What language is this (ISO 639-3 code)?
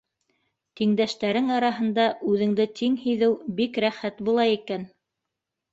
bak